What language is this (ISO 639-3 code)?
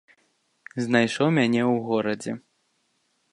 bel